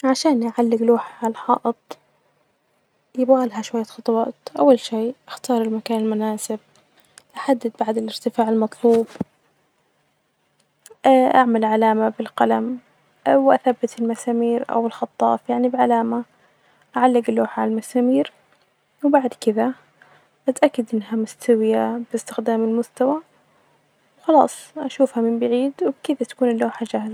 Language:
Najdi Arabic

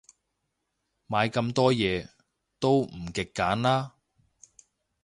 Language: Cantonese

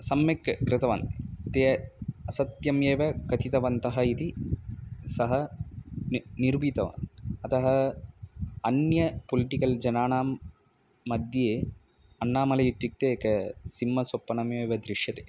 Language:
Sanskrit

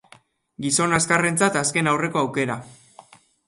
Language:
Basque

